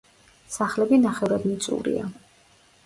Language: Georgian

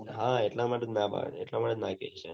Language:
Gujarati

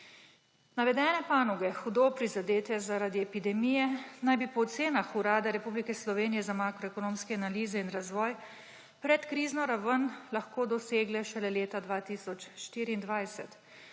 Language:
Slovenian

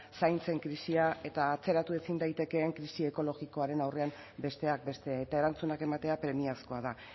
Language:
Basque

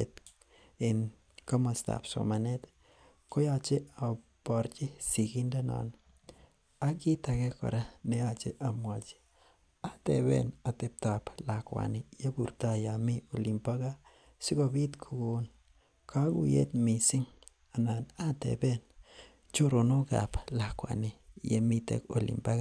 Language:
Kalenjin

